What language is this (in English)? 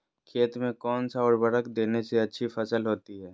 Magahi